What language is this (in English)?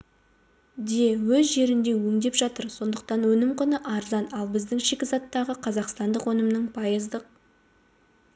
Kazakh